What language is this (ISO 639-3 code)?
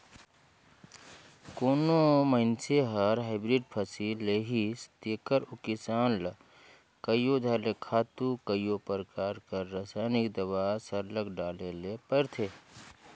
hne